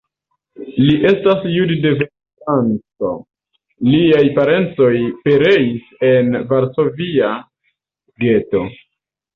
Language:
Esperanto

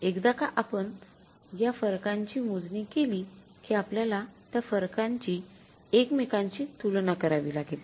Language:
Marathi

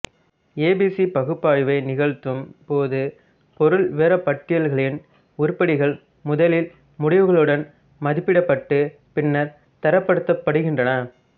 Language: Tamil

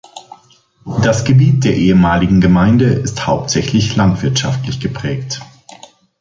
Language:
German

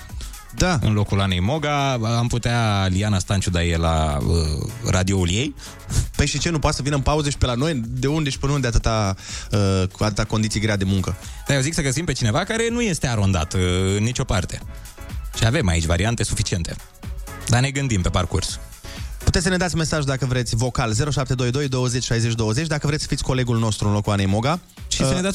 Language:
Romanian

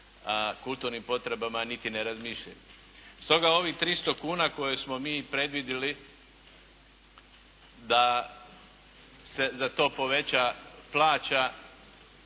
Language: Croatian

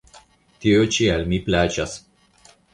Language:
Esperanto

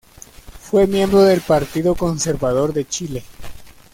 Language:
Spanish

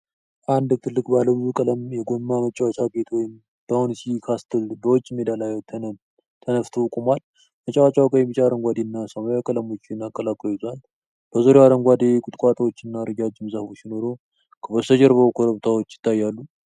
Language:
Amharic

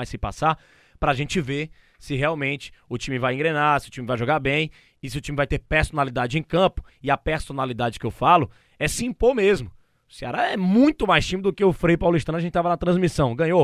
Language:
Portuguese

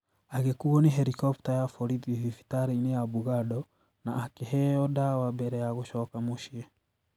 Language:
Kikuyu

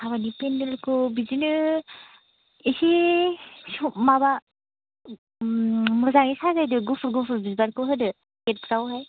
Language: Bodo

